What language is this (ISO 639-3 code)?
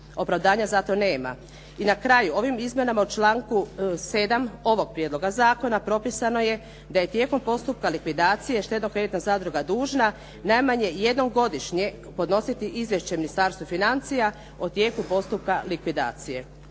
hrv